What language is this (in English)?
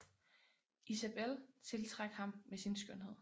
Danish